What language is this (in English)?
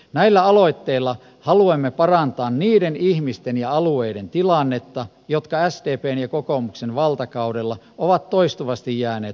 Finnish